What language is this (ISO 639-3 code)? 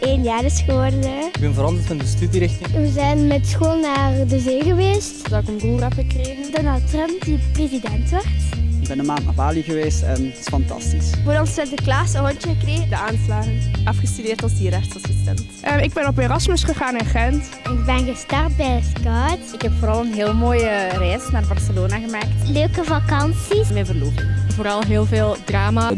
nld